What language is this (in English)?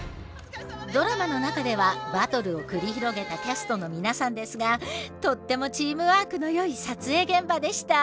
Japanese